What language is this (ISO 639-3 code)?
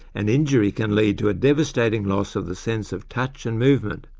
eng